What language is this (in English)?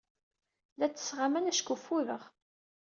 Kabyle